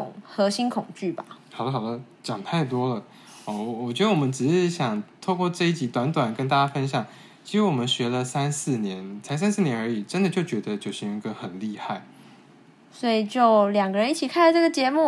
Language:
Chinese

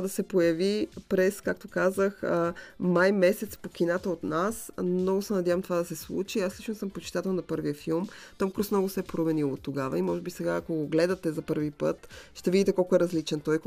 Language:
Bulgarian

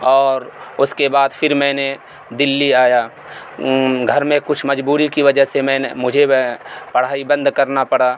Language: Urdu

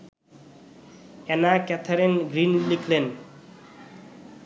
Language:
Bangla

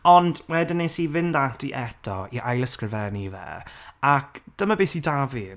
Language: Welsh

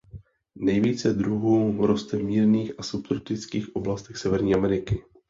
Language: Czech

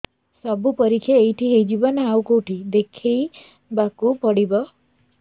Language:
Odia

